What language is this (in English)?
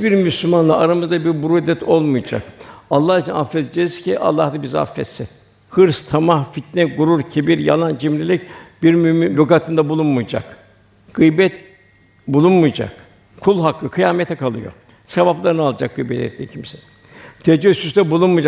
Turkish